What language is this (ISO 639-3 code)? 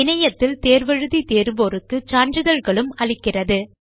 tam